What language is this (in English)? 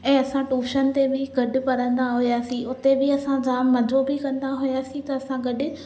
Sindhi